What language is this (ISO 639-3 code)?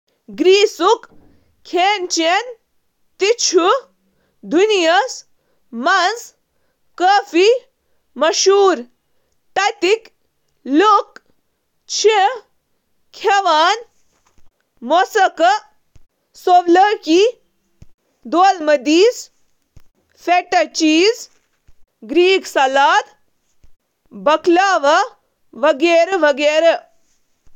kas